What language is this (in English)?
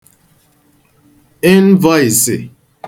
Igbo